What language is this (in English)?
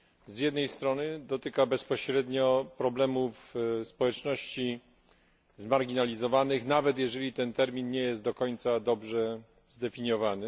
Polish